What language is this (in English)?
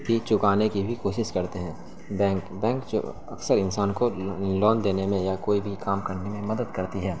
Urdu